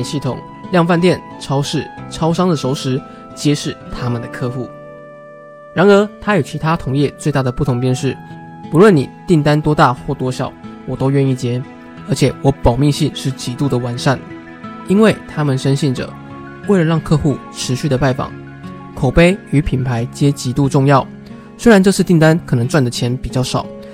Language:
Chinese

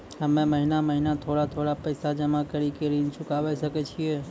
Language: Maithili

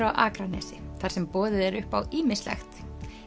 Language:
Icelandic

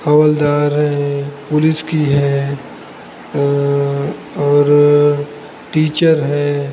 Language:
Hindi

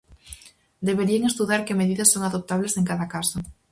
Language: Galician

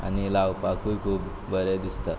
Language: Konkani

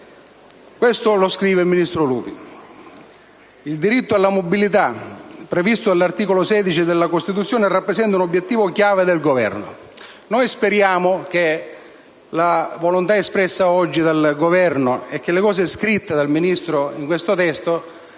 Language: Italian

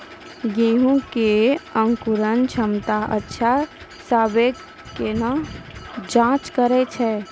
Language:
Maithili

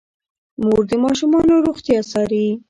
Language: Pashto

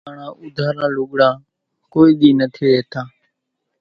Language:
Kachi Koli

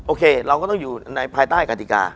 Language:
Thai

